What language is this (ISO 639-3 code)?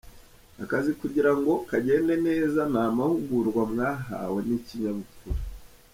kin